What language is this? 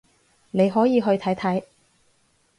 Cantonese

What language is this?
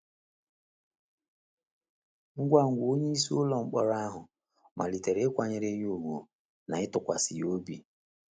Igbo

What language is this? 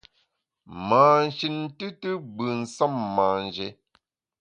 Bamun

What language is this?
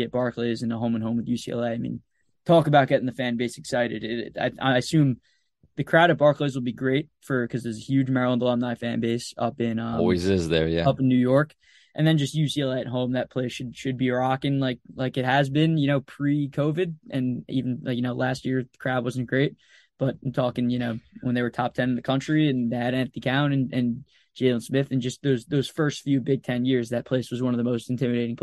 English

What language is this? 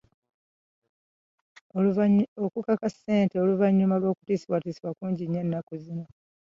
Ganda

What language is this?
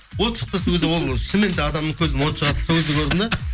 Kazakh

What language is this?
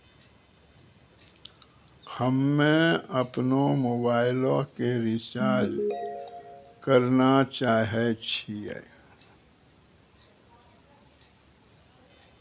Maithili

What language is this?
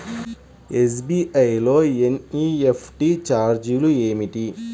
Telugu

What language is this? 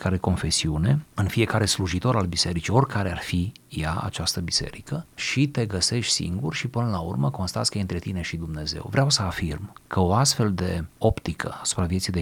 Romanian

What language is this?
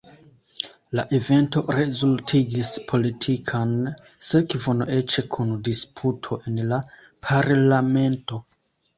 Esperanto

